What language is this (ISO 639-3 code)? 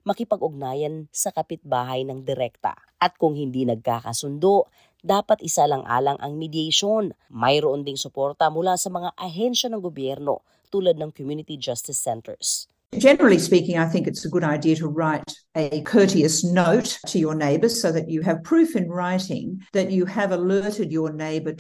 fil